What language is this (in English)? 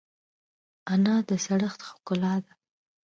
Pashto